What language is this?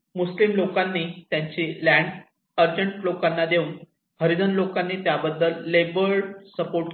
Marathi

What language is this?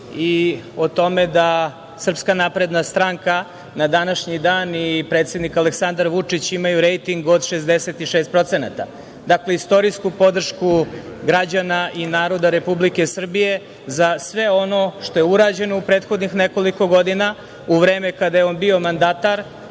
Serbian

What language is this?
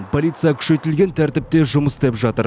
Kazakh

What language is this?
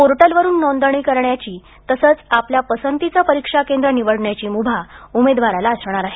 Marathi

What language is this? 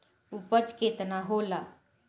Bhojpuri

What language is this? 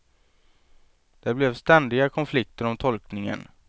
Swedish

